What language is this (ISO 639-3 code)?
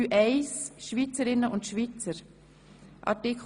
gsw